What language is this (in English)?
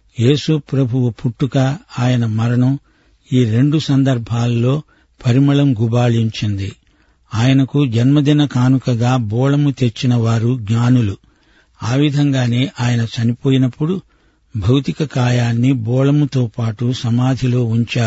Telugu